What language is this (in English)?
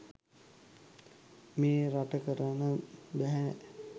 Sinhala